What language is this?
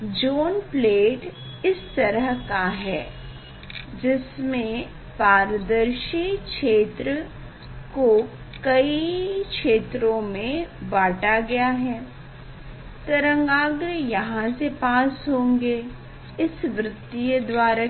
Hindi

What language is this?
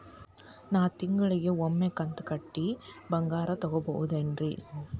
Kannada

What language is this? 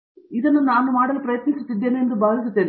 Kannada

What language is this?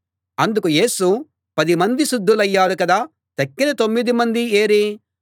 Telugu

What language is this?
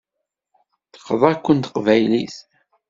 Kabyle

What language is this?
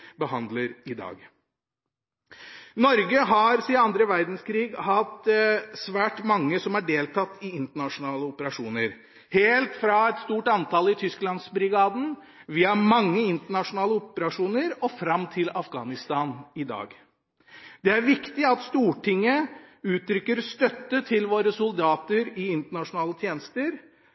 Norwegian Bokmål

